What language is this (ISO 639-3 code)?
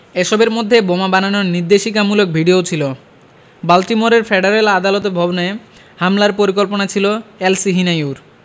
ben